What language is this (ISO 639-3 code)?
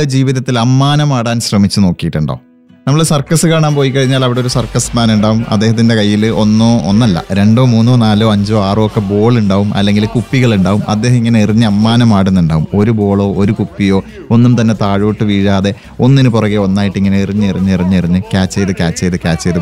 mal